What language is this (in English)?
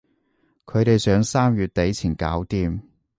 Cantonese